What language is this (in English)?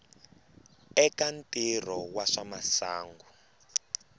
Tsonga